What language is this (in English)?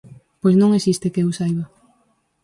Galician